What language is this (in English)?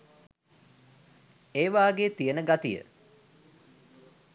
Sinhala